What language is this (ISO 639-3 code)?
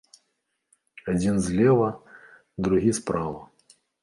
bel